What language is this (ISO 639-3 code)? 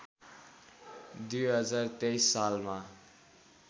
nep